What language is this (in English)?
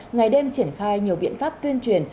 Vietnamese